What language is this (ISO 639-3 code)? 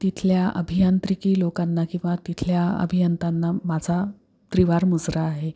mar